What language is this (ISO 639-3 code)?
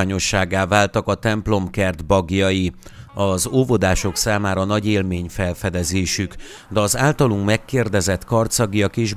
hun